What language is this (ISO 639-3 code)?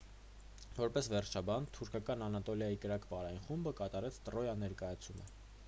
hye